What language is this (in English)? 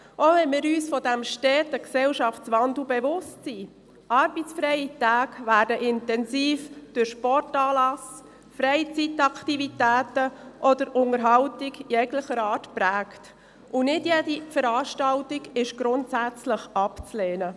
Swiss German